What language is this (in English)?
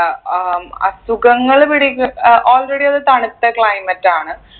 Malayalam